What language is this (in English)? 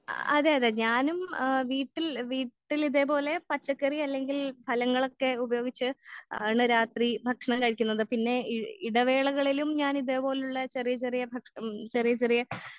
Malayalam